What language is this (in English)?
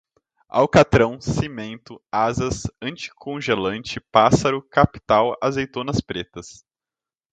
Portuguese